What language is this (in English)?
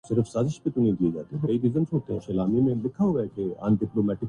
Urdu